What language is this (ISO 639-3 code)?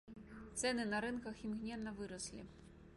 bel